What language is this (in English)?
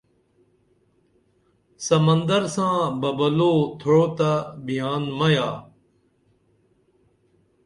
Dameli